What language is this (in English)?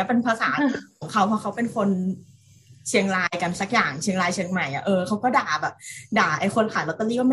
Thai